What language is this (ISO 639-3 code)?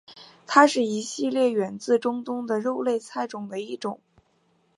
zho